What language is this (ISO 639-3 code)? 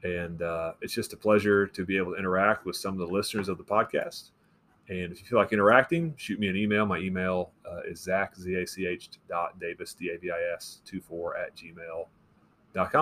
eng